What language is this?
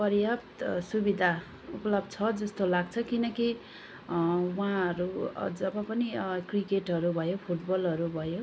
Nepali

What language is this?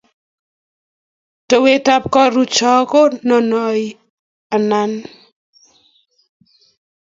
Kalenjin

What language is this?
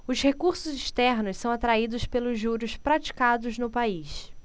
Portuguese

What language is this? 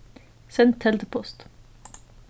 Faroese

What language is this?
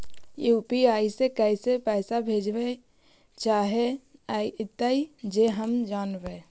Magahi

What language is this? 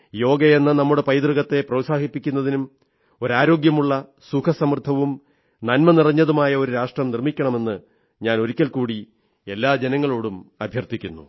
Malayalam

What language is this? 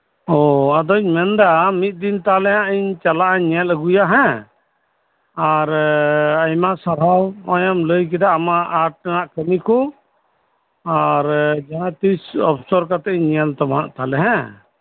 Santali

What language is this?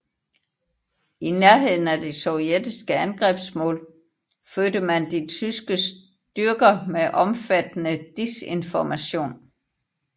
Danish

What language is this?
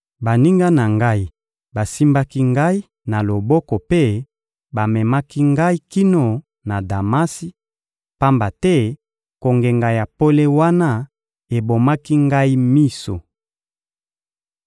Lingala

